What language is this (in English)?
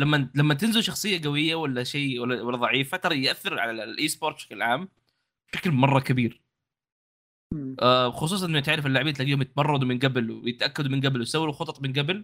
Arabic